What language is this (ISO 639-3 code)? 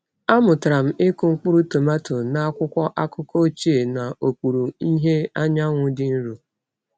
ibo